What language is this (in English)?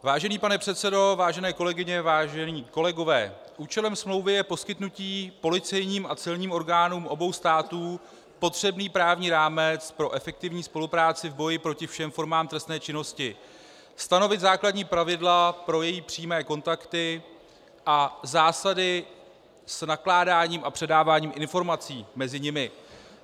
Czech